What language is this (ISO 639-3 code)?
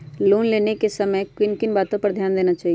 mag